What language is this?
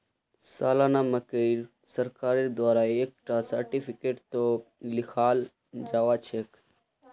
Magahi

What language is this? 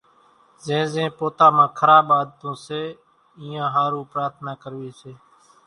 Kachi Koli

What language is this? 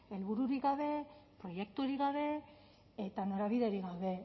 Basque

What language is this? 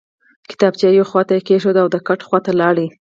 Pashto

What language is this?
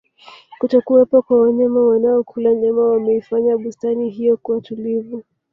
Swahili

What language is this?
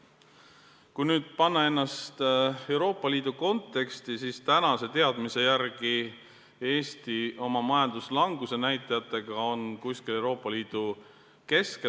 Estonian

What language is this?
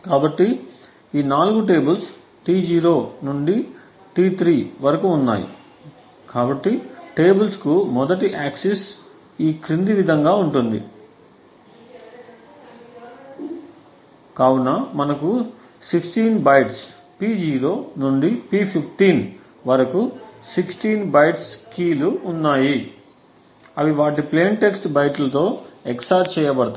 Telugu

